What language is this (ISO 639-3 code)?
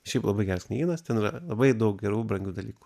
lit